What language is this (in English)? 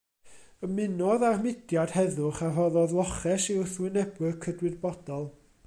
Welsh